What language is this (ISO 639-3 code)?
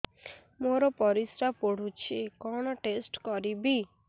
ori